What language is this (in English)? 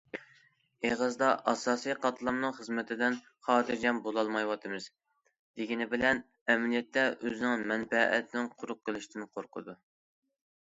Uyghur